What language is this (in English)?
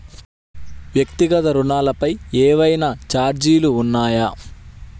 Telugu